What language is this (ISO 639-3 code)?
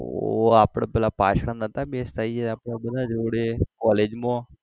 guj